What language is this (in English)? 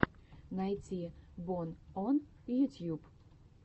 Russian